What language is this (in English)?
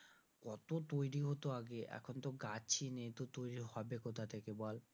Bangla